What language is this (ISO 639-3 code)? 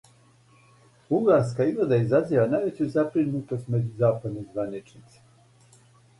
srp